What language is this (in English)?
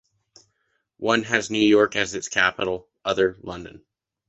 English